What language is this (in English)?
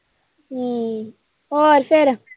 Punjabi